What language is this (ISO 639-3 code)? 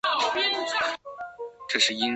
zho